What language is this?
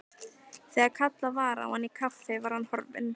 Icelandic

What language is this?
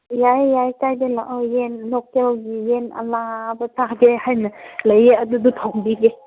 Manipuri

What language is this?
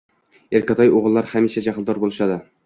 Uzbek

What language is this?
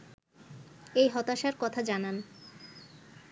Bangla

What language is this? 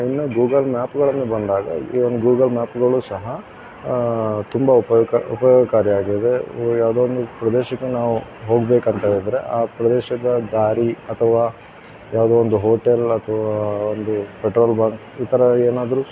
Kannada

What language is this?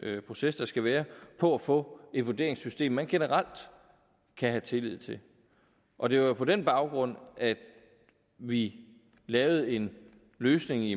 Danish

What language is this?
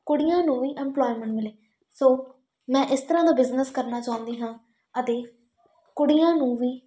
Punjabi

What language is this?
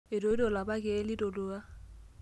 Masai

